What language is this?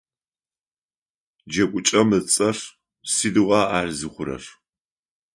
Adyghe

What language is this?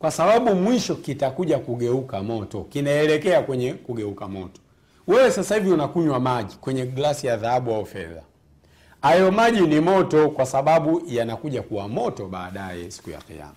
Swahili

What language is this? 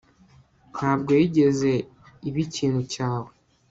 Kinyarwanda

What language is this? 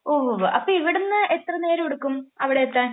Malayalam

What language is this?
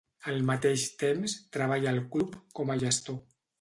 Catalan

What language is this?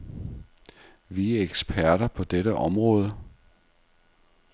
Danish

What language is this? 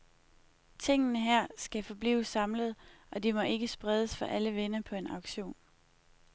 Danish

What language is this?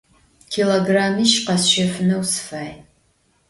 Adyghe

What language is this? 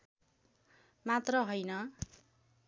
Nepali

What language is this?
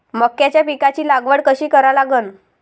Marathi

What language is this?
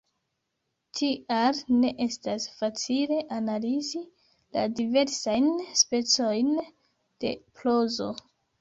Esperanto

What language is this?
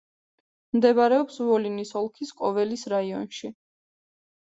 Georgian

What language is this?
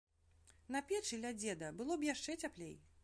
Belarusian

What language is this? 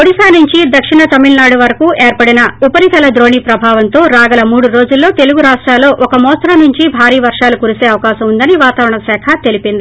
Telugu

